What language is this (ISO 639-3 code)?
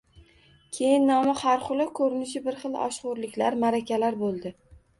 uzb